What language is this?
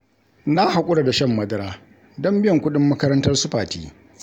Hausa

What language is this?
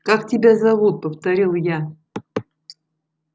Russian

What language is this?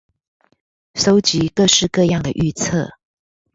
Chinese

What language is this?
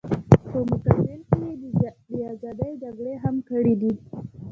Pashto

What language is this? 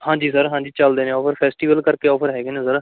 Punjabi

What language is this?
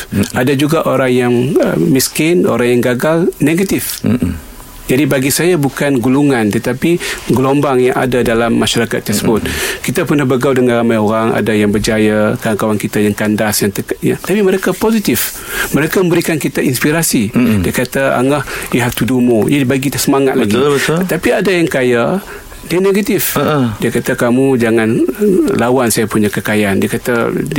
Malay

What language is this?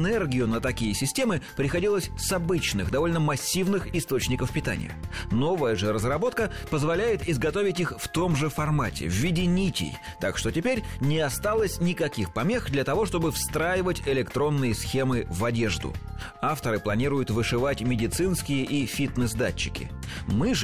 Russian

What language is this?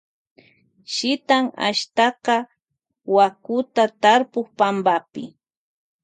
Loja Highland Quichua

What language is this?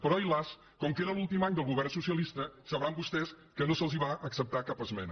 Catalan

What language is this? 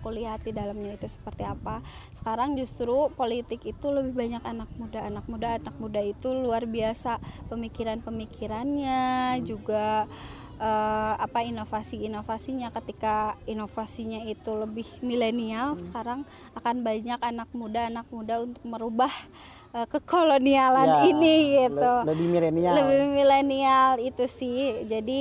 Indonesian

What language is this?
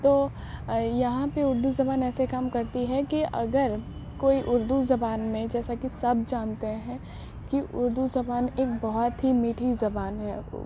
Urdu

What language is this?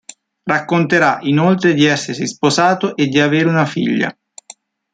Italian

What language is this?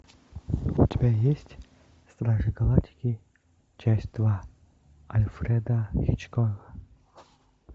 Russian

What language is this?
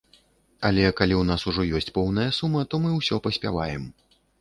Belarusian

